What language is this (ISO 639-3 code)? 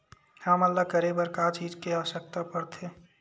hne